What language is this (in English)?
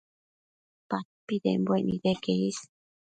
Matsés